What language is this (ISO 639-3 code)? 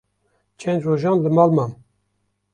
kur